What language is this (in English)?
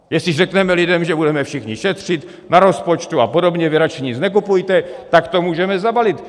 Czech